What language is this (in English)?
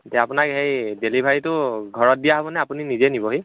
Assamese